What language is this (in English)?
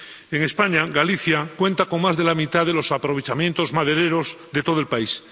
Spanish